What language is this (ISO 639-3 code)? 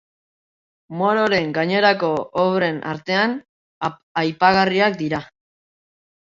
eus